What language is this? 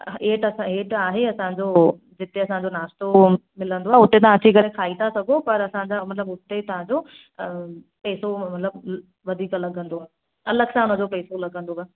Sindhi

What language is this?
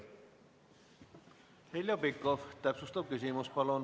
Estonian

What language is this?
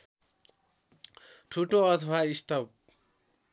Nepali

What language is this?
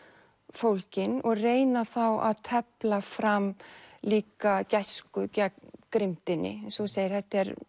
Icelandic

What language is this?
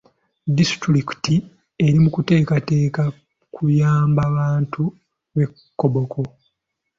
Ganda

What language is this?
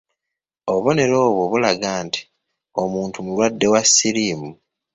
Ganda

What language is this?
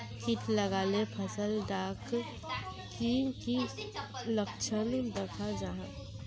Magahi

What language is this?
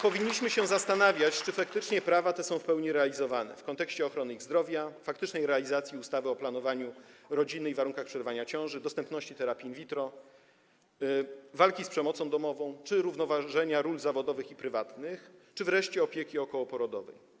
Polish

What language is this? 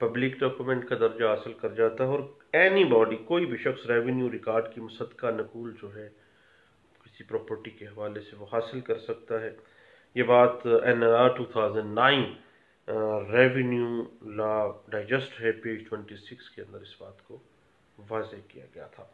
Hindi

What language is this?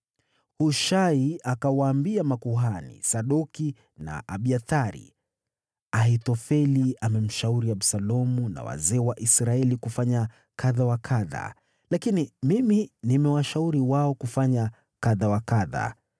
Swahili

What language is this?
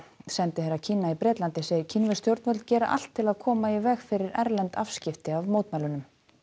Icelandic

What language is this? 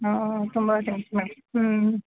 Kannada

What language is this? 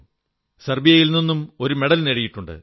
Malayalam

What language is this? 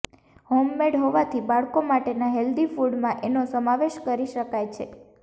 Gujarati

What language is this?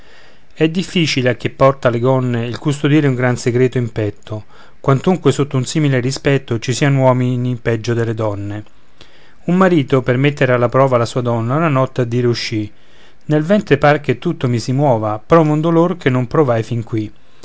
Italian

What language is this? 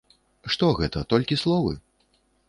Belarusian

